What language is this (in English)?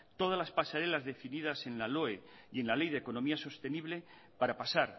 Spanish